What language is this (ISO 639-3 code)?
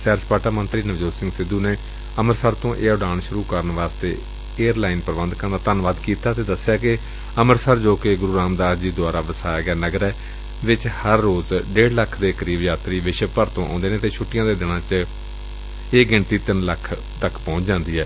pan